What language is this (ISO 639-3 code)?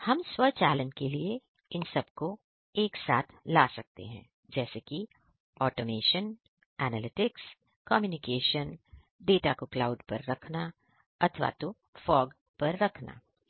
hin